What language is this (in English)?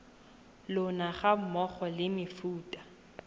Tswana